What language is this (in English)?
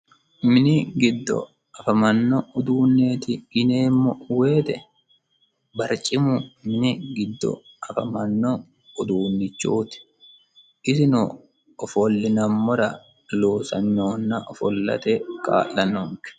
Sidamo